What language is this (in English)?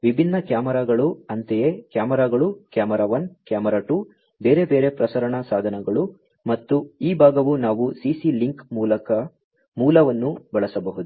Kannada